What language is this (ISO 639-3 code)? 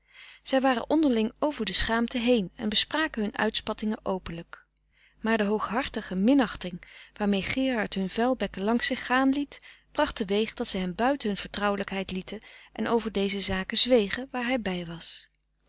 nld